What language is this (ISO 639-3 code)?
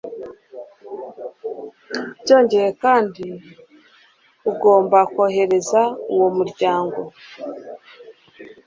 kin